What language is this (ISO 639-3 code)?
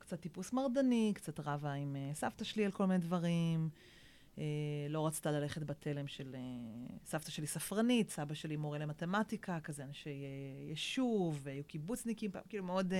heb